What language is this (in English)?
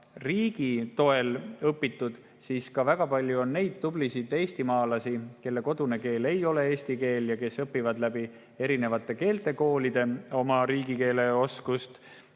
Estonian